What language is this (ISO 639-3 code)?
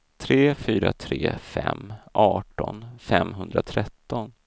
swe